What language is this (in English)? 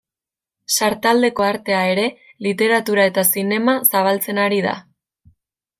Basque